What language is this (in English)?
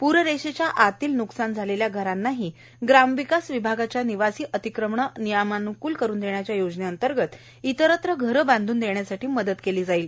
Marathi